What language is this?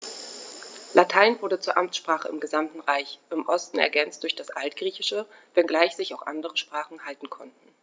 German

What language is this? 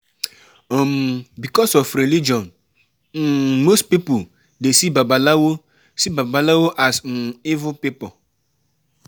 Nigerian Pidgin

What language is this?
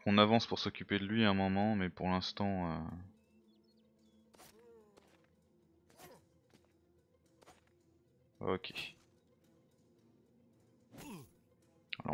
French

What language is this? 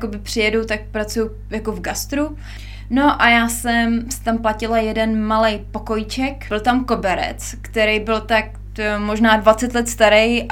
Czech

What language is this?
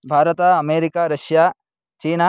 Sanskrit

